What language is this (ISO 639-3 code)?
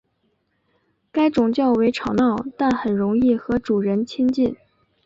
zho